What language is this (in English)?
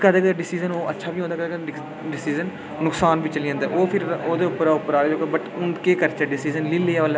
Dogri